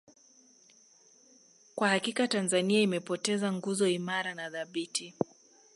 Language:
Swahili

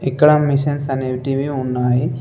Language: Telugu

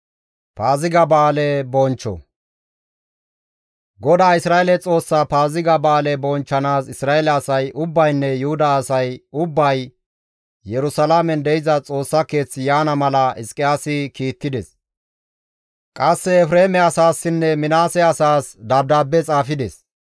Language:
Gamo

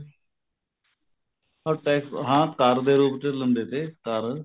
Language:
Punjabi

